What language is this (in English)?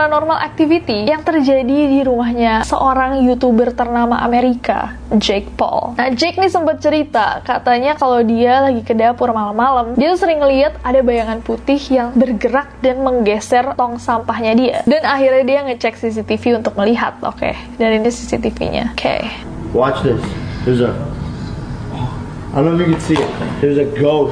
Indonesian